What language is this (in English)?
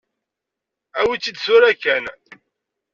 Kabyle